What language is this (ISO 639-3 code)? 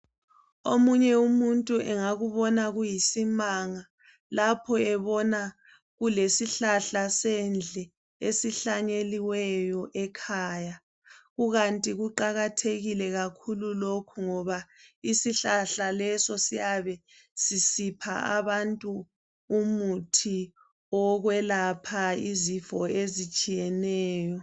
nde